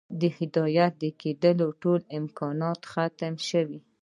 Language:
Pashto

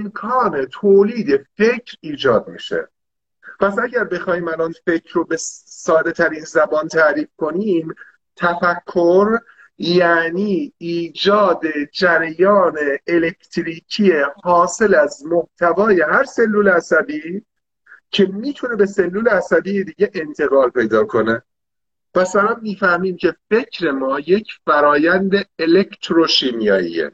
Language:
Persian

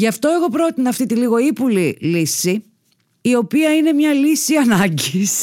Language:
Greek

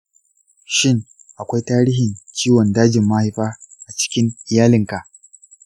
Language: Hausa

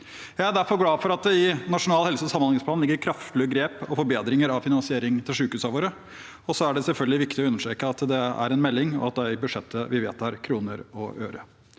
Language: Norwegian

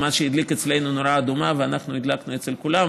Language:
Hebrew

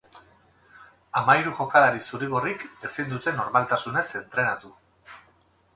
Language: Basque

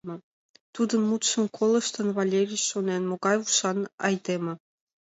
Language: Mari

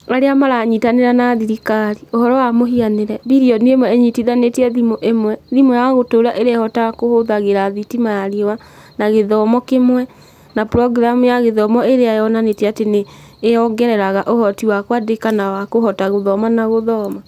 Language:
Kikuyu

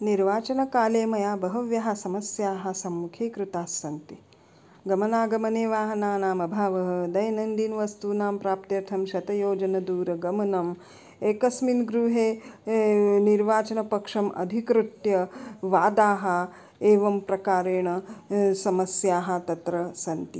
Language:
Sanskrit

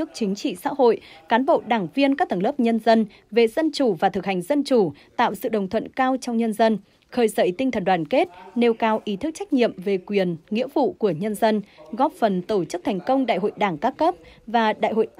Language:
Vietnamese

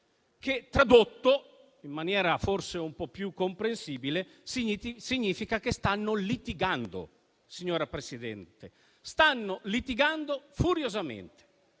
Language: Italian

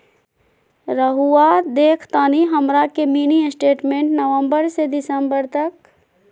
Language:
Magahi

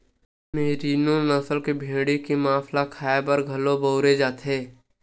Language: Chhattisgarhi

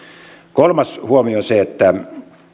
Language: Finnish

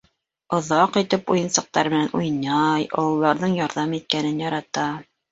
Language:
Bashkir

